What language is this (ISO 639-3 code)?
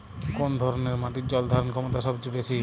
ben